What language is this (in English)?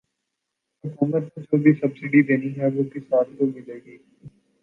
Urdu